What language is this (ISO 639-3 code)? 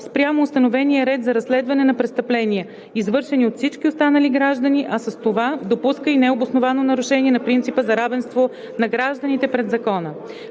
bul